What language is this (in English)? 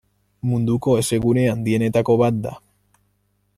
Basque